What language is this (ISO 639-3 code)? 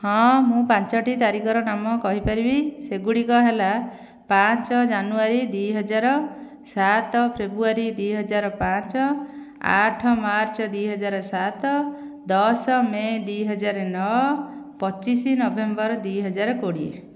ori